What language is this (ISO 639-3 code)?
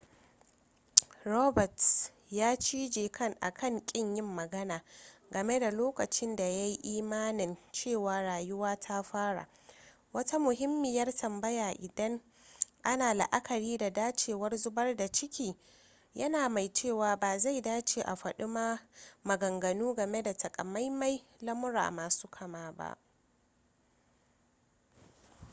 hau